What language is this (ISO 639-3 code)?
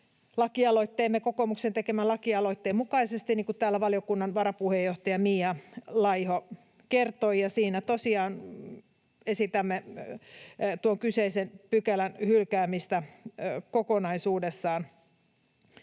fin